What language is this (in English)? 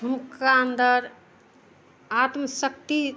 Maithili